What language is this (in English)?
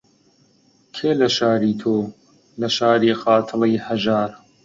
Central Kurdish